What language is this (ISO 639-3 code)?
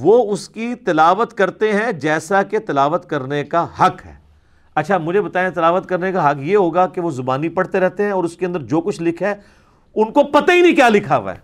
urd